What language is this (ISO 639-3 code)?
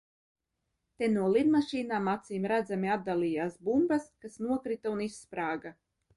lav